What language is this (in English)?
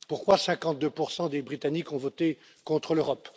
French